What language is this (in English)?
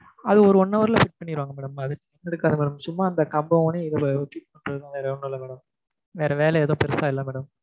Tamil